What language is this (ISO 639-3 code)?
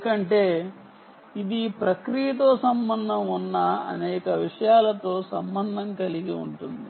tel